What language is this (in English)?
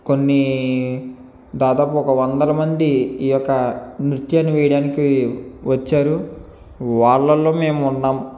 Telugu